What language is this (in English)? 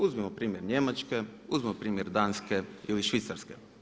Croatian